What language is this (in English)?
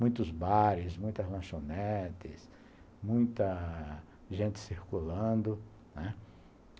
Portuguese